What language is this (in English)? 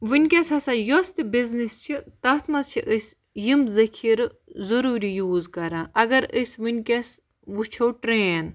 Kashmiri